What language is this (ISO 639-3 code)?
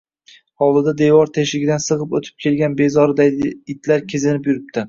uzb